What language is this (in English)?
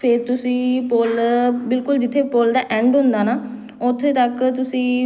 Punjabi